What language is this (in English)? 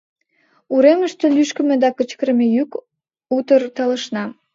Mari